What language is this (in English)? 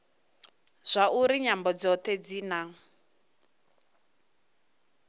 Venda